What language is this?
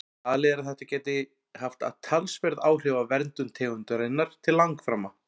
Icelandic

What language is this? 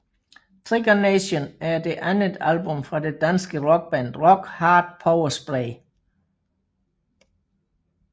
Danish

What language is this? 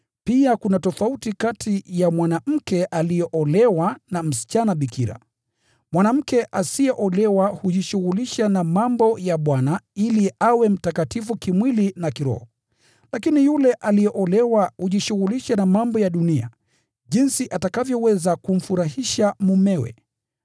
Swahili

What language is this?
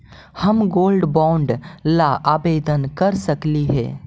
Magahi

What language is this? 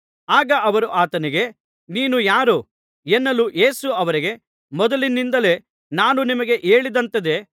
Kannada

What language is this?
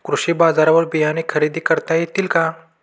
Marathi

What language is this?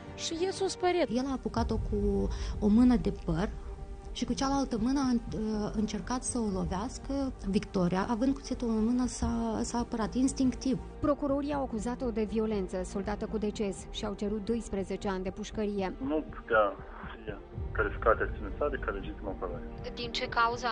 Romanian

